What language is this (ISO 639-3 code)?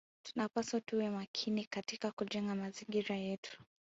swa